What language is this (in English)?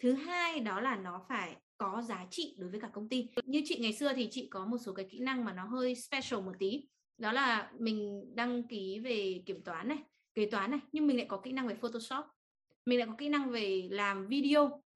Vietnamese